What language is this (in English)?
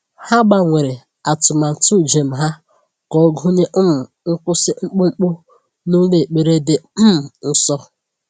Igbo